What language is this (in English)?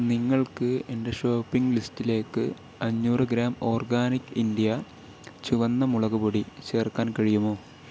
Malayalam